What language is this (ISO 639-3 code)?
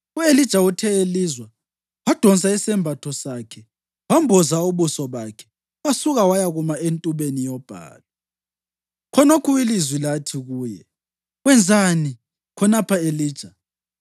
nde